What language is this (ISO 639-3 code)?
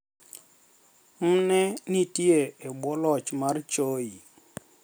luo